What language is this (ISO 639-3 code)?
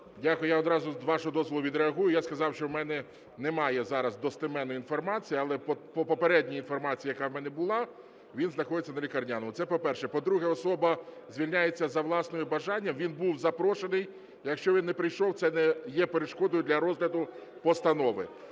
ukr